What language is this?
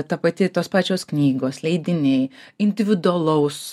Lithuanian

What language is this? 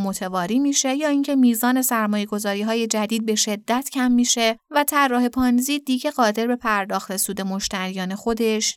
Persian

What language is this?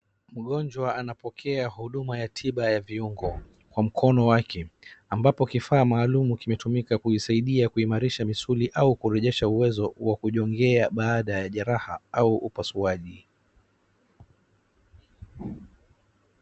Swahili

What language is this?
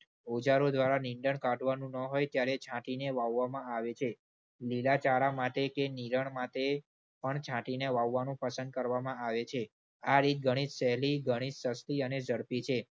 Gujarati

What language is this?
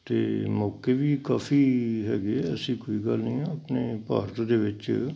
Punjabi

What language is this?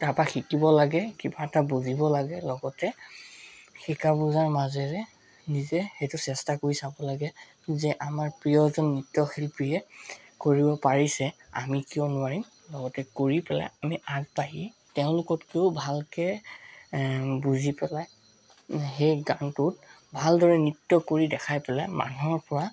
Assamese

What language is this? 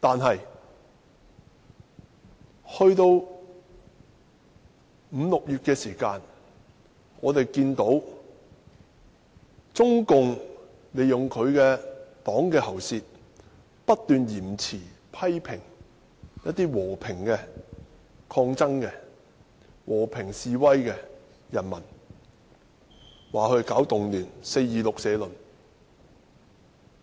Cantonese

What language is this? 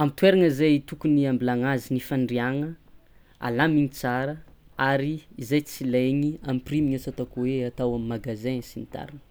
Tsimihety Malagasy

